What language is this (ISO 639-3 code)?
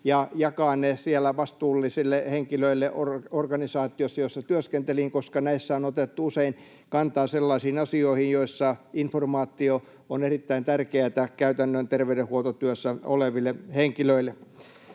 fin